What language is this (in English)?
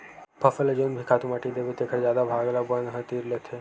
Chhattisgarhi